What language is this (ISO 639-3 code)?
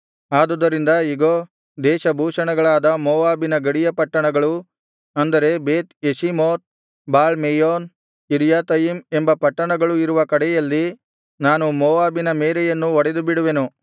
kan